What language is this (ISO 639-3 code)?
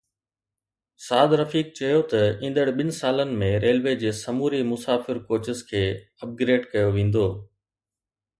snd